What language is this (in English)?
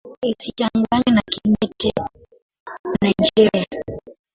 Swahili